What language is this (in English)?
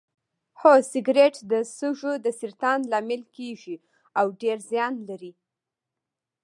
Pashto